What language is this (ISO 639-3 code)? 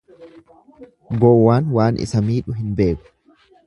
orm